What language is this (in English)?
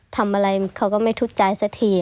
Thai